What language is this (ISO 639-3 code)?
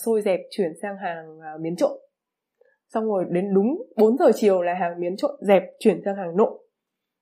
vie